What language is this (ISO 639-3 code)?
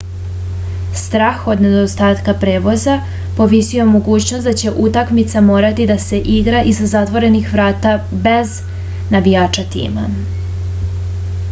srp